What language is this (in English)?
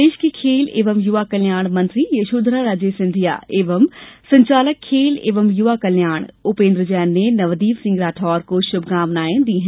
Hindi